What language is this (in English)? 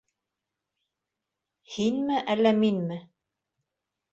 Bashkir